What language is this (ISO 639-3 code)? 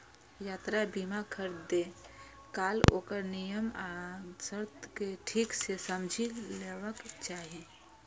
mai